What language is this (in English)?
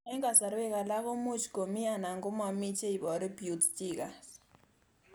Kalenjin